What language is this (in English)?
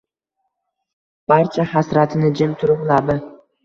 Uzbek